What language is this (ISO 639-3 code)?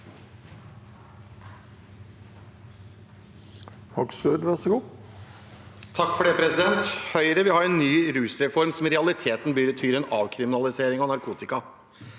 nor